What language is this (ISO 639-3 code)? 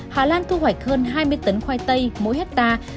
vie